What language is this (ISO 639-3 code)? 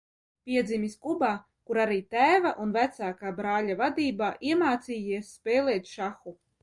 lav